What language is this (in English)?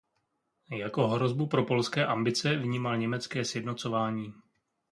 Czech